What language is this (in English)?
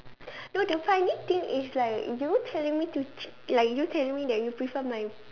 English